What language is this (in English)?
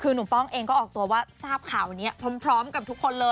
Thai